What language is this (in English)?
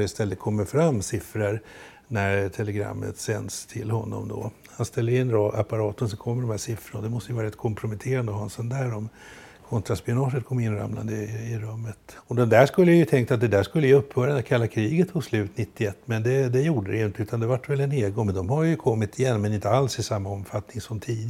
Swedish